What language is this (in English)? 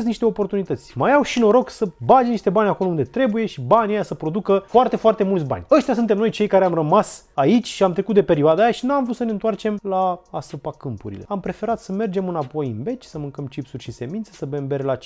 Romanian